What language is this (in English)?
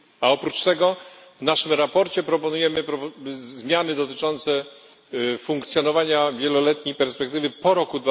Polish